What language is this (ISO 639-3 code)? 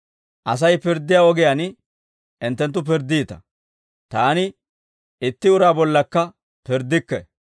dwr